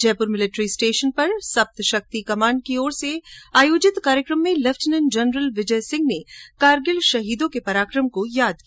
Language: Hindi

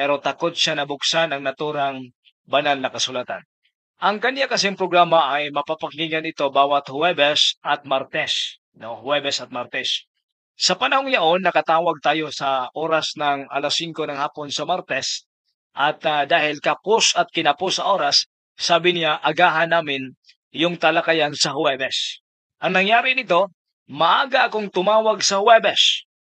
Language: Filipino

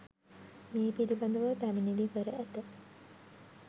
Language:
Sinhala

